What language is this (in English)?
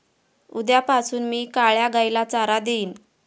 Marathi